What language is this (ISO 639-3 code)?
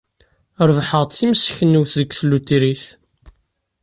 kab